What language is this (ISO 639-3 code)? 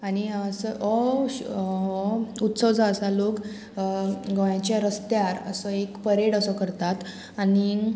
kok